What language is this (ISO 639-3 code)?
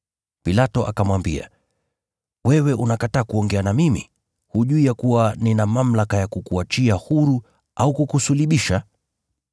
swa